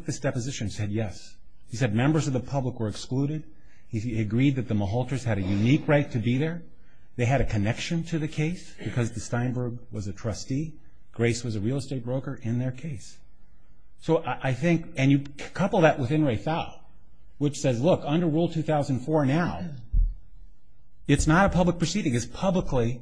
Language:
English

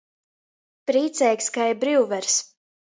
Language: Latgalian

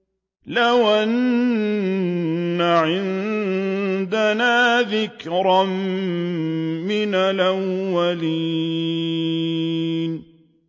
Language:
Arabic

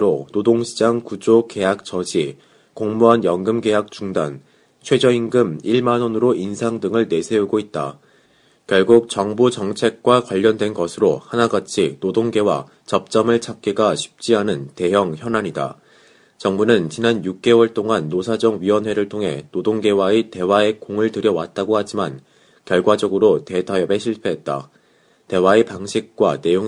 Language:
Korean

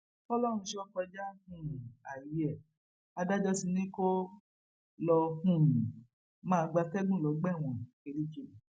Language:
Yoruba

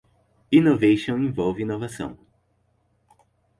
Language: Portuguese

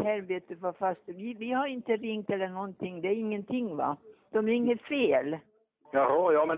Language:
Swedish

